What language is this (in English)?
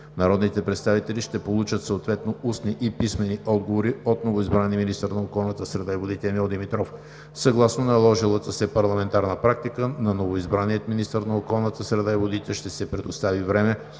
Bulgarian